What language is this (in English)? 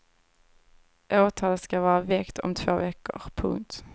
Swedish